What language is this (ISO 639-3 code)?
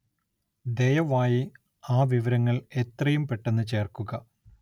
mal